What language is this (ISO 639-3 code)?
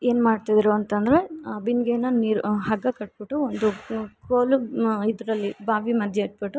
kan